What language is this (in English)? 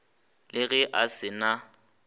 Northern Sotho